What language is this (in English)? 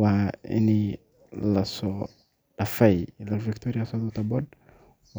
Somali